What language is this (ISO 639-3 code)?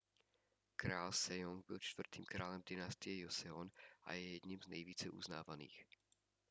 ces